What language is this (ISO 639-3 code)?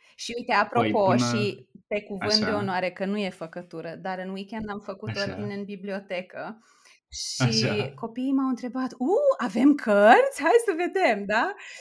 ron